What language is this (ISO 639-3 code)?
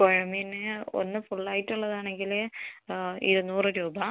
mal